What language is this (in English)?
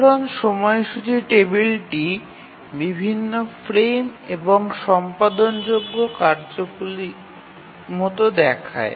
Bangla